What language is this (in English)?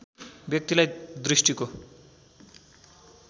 Nepali